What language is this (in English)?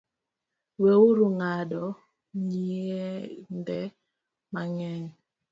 Luo (Kenya and Tanzania)